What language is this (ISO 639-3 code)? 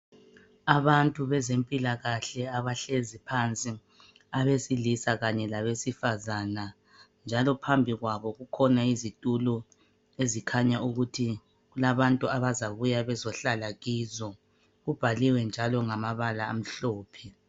nde